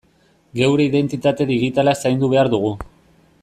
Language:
Basque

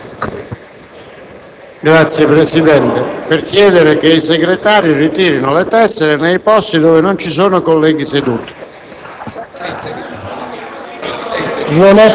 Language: Italian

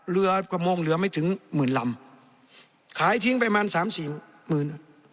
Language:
Thai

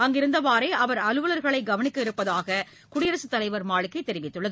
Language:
Tamil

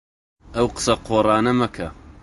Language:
Central Kurdish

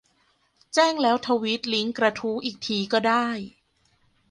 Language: Thai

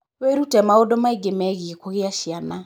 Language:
Kikuyu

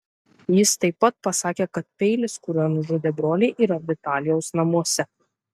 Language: Lithuanian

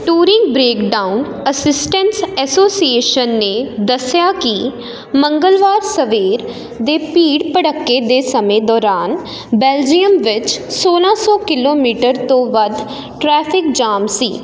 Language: Punjabi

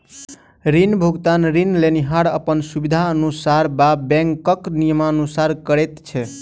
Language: Maithili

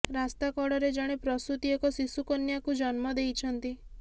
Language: Odia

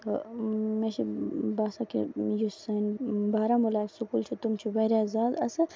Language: Kashmiri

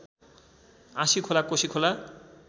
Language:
Nepali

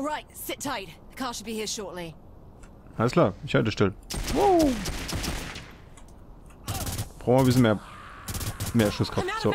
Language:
German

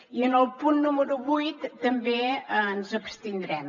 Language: Catalan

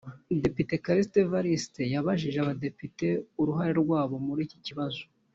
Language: Kinyarwanda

